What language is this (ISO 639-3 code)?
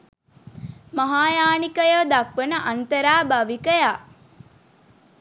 sin